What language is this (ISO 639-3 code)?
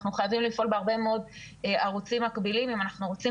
heb